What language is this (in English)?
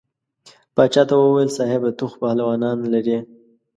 Pashto